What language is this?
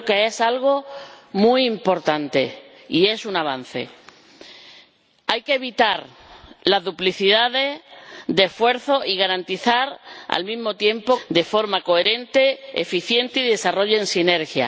Spanish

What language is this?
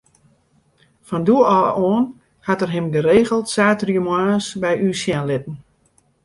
Western Frisian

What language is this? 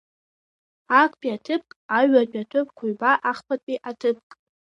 Abkhazian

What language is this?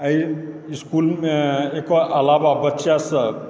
Maithili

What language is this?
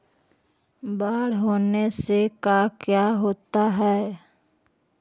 Magahi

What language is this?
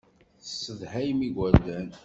Kabyle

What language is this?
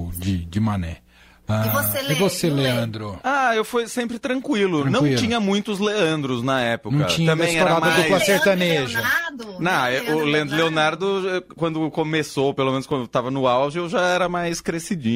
Portuguese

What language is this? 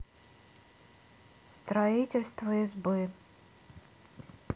Russian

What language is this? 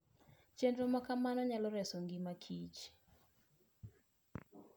Luo (Kenya and Tanzania)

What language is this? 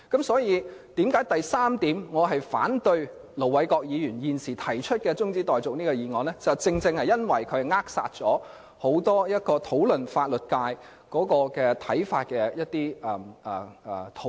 Cantonese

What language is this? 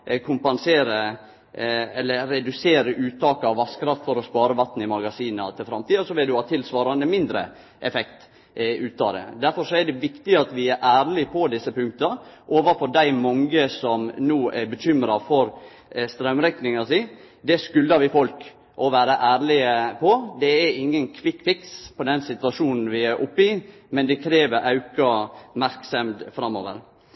Norwegian Nynorsk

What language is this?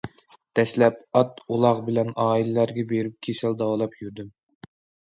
Uyghur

